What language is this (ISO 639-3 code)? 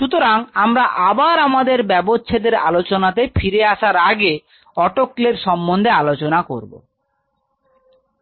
ben